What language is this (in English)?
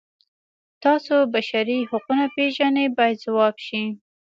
Pashto